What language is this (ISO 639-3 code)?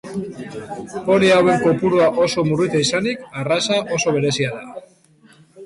eus